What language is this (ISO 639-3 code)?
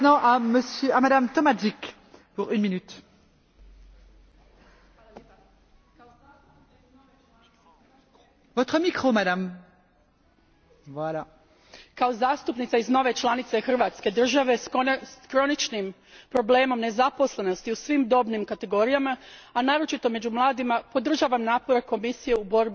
hrv